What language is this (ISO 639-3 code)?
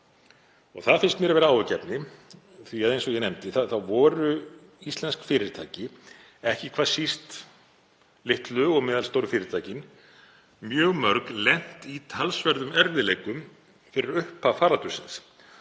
isl